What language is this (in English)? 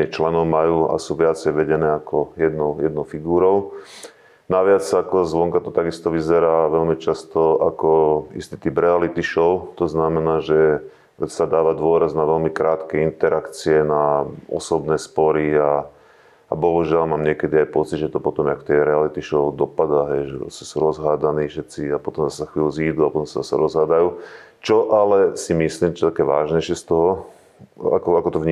Slovak